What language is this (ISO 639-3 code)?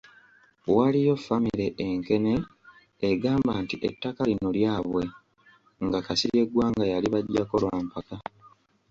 lug